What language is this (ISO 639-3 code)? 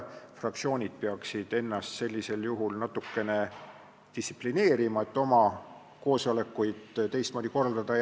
est